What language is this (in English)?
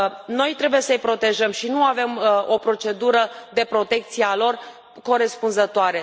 Romanian